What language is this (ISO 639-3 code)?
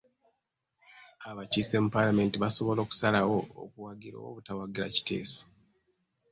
lug